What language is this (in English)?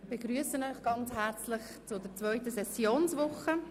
Swiss German